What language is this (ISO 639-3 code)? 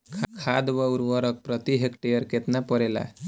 bho